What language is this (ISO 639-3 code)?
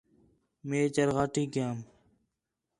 xhe